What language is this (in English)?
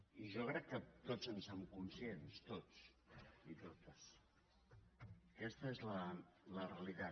Catalan